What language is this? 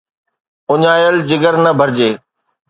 Sindhi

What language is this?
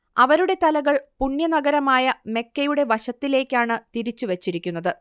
Malayalam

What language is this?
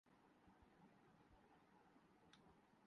Urdu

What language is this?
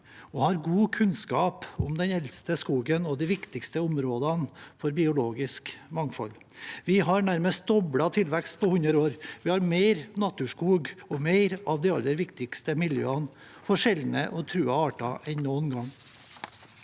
Norwegian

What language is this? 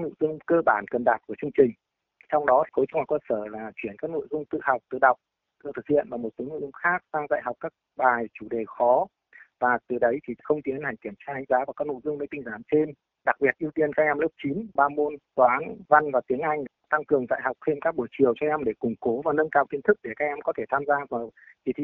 Vietnamese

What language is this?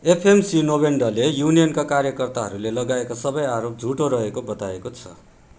Nepali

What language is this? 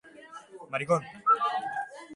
Basque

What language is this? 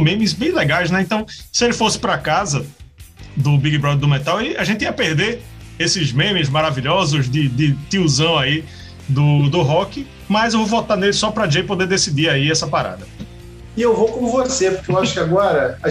Portuguese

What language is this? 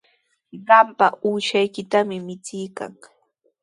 Sihuas Ancash Quechua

